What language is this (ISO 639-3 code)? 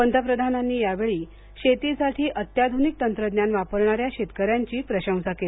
mar